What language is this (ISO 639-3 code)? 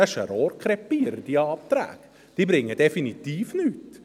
gsw